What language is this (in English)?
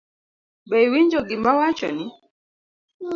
Luo (Kenya and Tanzania)